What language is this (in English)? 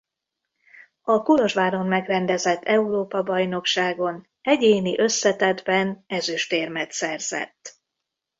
Hungarian